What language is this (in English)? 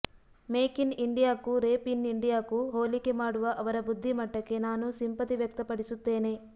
Kannada